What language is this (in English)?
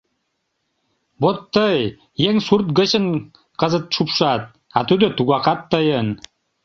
Mari